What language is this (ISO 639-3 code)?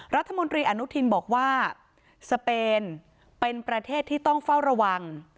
tha